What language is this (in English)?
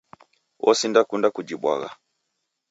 Taita